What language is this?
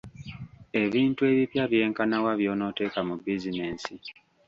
Ganda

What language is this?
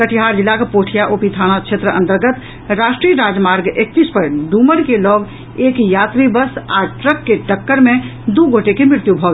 Maithili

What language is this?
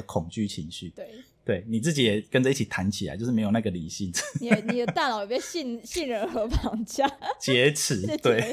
Chinese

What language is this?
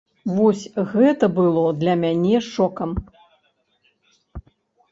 Belarusian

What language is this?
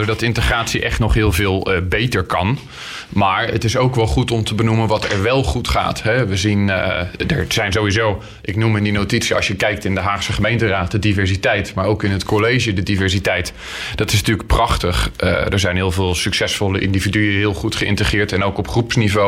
Dutch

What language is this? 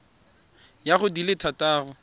Tswana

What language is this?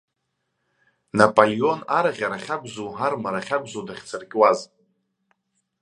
Abkhazian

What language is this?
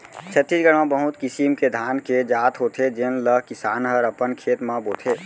Chhattisgarhi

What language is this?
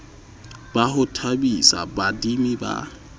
Southern Sotho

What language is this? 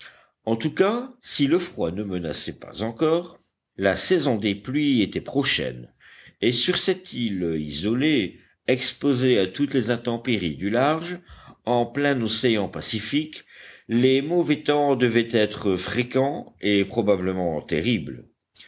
French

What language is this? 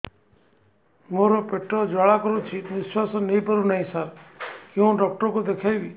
Odia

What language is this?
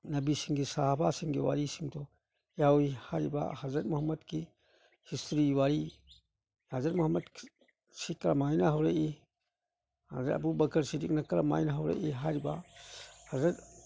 Manipuri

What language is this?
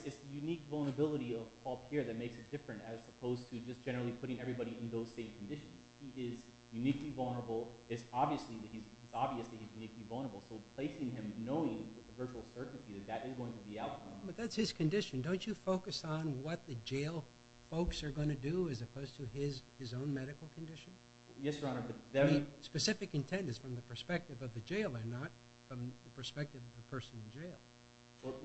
English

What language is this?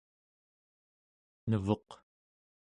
Central Yupik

